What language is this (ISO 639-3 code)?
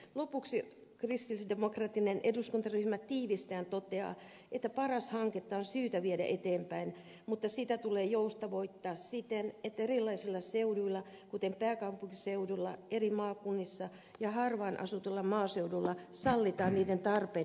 fin